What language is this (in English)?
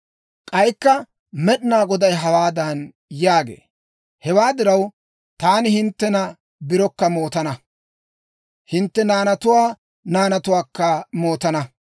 Dawro